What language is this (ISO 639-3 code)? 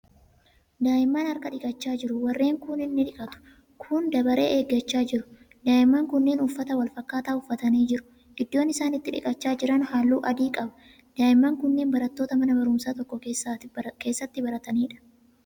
orm